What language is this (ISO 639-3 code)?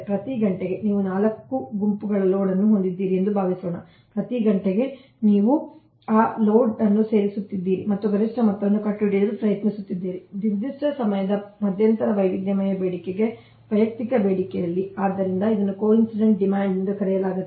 kan